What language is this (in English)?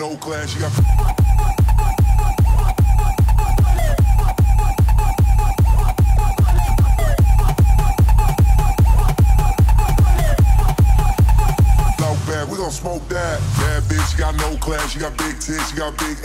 English